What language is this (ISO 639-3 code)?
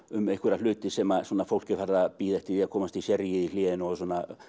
isl